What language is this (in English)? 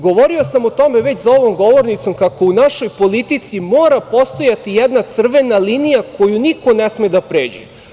Serbian